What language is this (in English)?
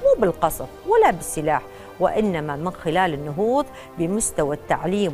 Arabic